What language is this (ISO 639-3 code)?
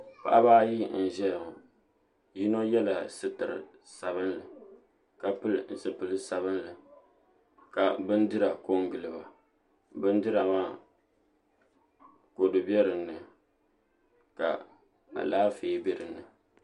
dag